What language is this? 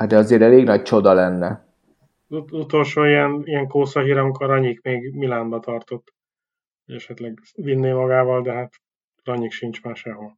Hungarian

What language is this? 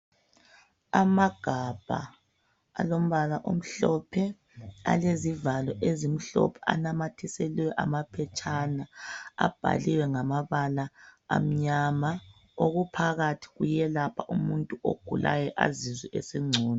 North Ndebele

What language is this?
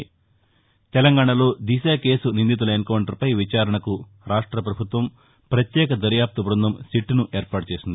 Telugu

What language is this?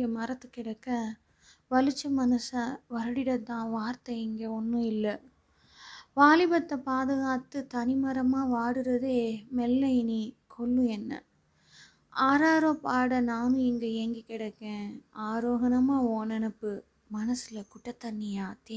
Tamil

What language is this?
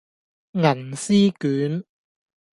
Cantonese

